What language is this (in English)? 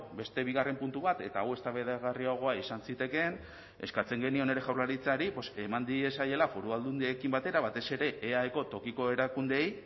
Basque